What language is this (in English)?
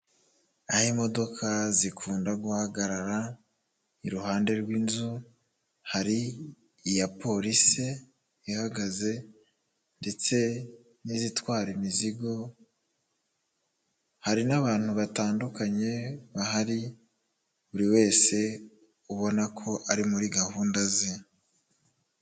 Kinyarwanda